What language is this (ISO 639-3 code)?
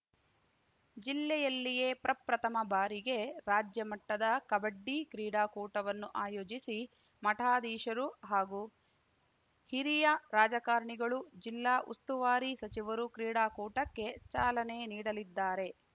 kan